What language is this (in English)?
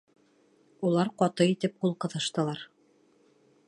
Bashkir